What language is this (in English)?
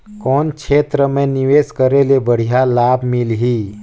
Chhattisgarhi